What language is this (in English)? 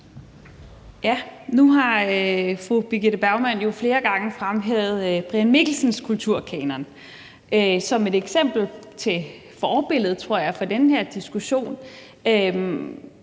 Danish